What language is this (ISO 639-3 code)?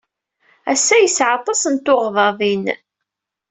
kab